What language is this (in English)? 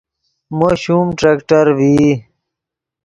Yidgha